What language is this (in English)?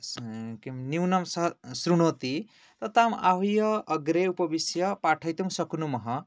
Sanskrit